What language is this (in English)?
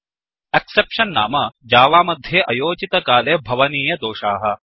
Sanskrit